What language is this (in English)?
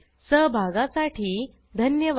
Marathi